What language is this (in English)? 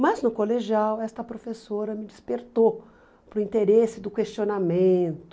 Portuguese